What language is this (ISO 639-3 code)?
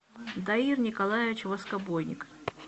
rus